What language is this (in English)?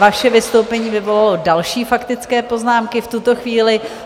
Czech